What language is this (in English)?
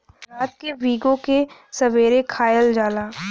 Bhojpuri